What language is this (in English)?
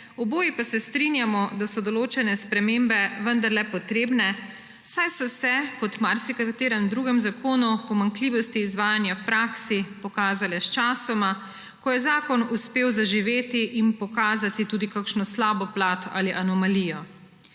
Slovenian